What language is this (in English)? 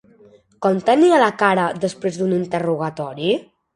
Catalan